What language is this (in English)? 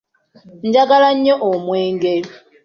Ganda